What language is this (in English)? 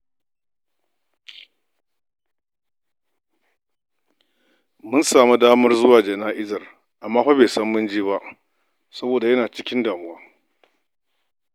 Hausa